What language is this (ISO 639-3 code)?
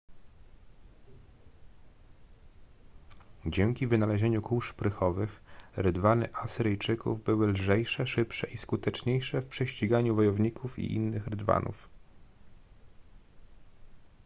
pol